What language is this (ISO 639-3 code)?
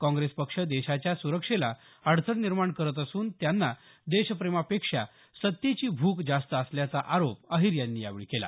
mar